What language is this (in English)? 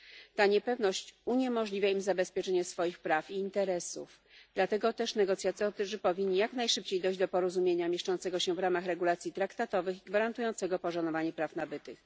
Polish